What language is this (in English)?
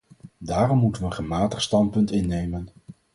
Dutch